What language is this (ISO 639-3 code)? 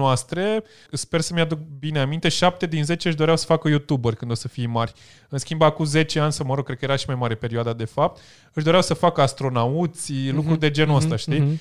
ron